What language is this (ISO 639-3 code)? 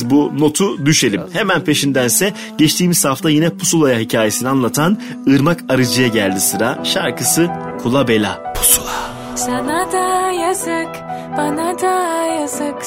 tur